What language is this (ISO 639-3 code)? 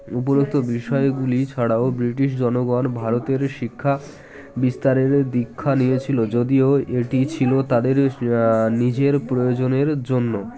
ben